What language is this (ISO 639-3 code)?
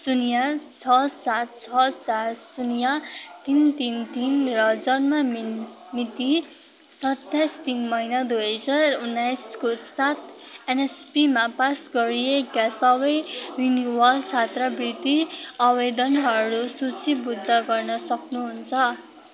nep